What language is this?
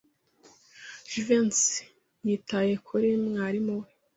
Kinyarwanda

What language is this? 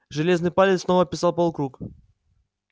Russian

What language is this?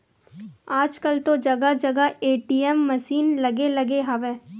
Chhattisgarhi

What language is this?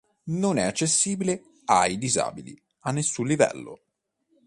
Italian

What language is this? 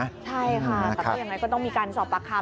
Thai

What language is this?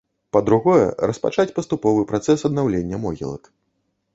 Belarusian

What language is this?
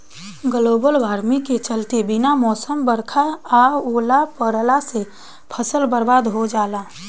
Bhojpuri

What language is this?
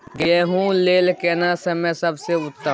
Maithili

